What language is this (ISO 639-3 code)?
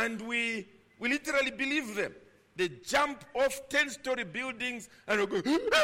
eng